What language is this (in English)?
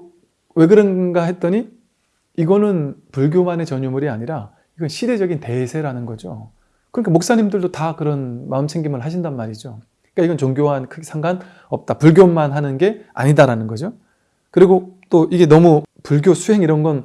Korean